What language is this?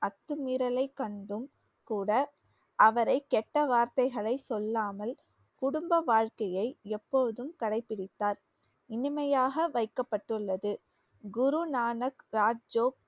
Tamil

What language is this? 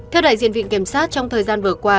Vietnamese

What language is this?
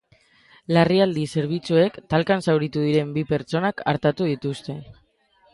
Basque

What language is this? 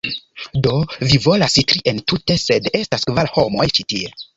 Esperanto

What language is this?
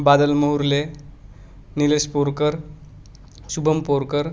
Marathi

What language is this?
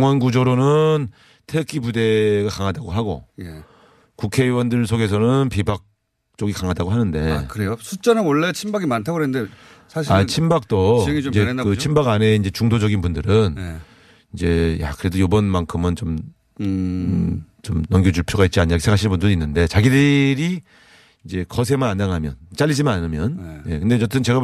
Korean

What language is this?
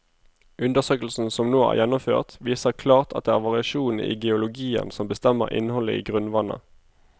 Norwegian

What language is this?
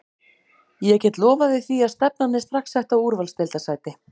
Icelandic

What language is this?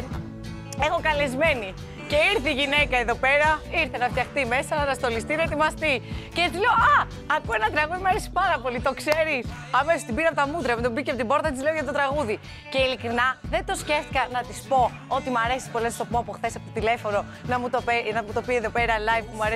Greek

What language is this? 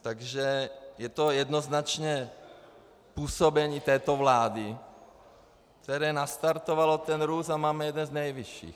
Czech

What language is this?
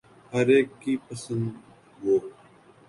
Urdu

